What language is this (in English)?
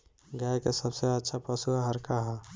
Bhojpuri